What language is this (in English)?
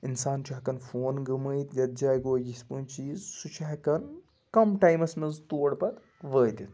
Kashmiri